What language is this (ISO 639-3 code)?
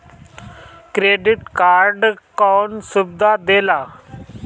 bho